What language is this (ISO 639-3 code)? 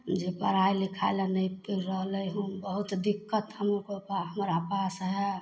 mai